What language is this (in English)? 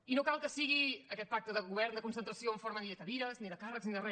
Catalan